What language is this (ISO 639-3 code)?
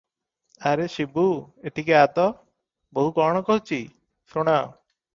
ori